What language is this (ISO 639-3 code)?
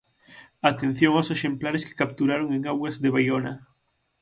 glg